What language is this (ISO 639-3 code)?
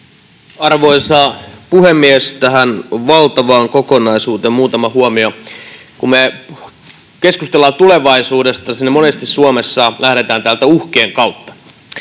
fin